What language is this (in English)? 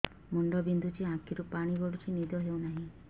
Odia